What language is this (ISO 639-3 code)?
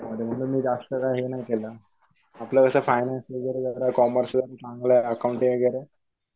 mar